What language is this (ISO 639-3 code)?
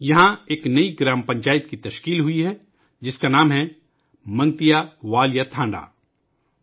urd